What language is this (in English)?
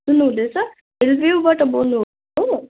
Nepali